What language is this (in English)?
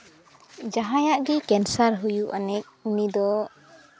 Santali